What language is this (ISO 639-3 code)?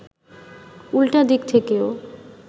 ben